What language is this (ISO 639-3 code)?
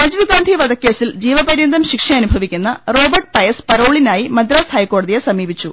mal